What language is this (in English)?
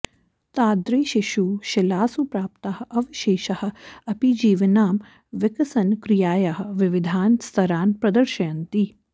Sanskrit